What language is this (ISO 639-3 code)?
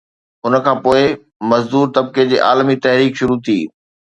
snd